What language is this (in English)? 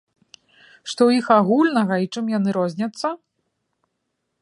Belarusian